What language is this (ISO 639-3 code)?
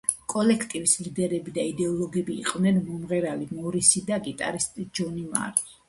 kat